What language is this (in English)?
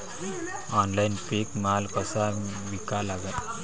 Marathi